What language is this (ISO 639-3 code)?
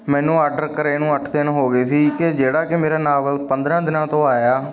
pan